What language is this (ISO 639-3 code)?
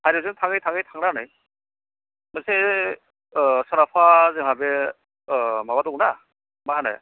brx